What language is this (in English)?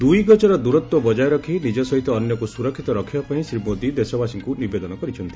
Odia